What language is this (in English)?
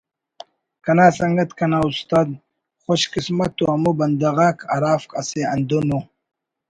Brahui